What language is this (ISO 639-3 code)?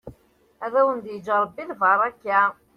kab